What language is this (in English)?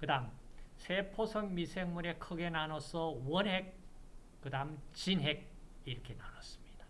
Korean